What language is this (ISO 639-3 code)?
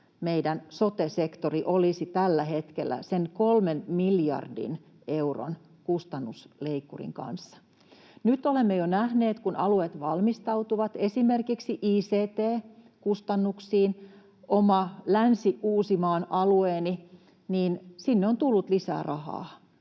fin